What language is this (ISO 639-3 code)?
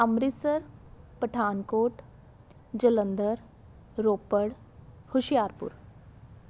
pan